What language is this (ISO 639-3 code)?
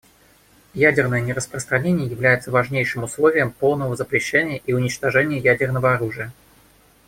rus